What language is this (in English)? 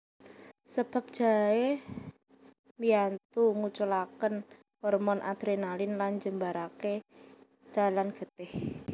Javanese